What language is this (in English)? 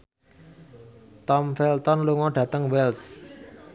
Javanese